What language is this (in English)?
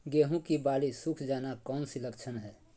Magahi